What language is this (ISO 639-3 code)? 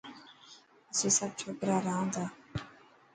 mki